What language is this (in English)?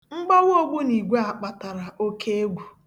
Igbo